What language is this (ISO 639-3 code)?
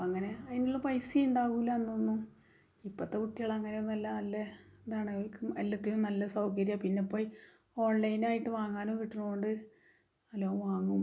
mal